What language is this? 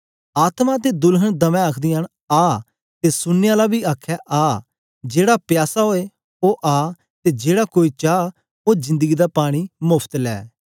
Dogri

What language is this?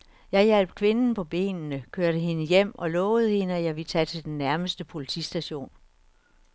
Danish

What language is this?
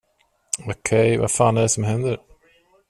Swedish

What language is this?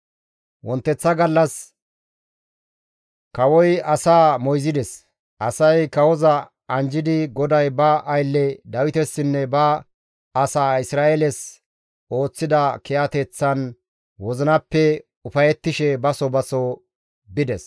Gamo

